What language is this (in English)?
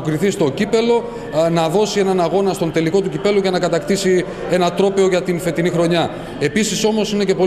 Greek